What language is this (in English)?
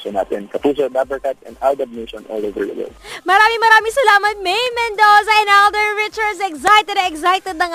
Filipino